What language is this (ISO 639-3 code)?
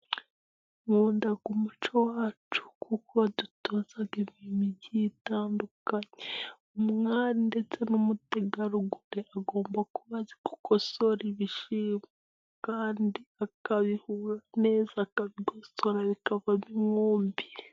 kin